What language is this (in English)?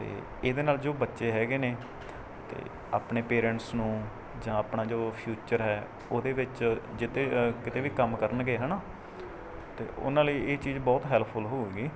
Punjabi